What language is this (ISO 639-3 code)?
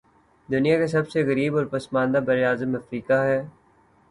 urd